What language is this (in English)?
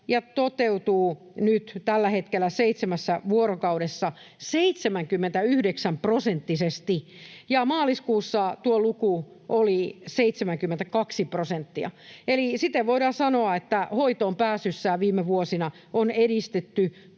Finnish